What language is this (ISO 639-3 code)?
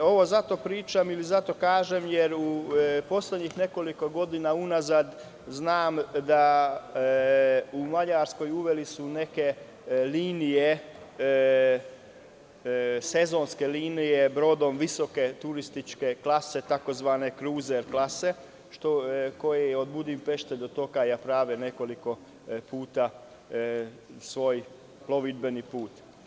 srp